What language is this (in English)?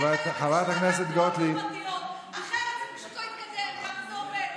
Hebrew